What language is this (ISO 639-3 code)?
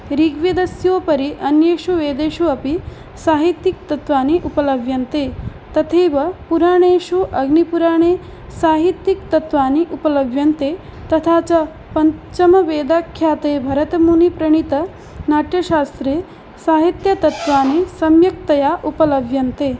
san